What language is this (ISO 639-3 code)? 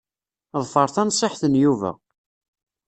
kab